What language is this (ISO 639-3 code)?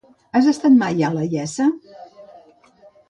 cat